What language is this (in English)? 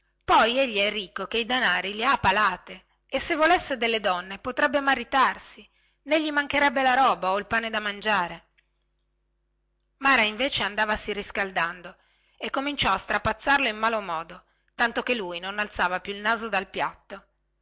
Italian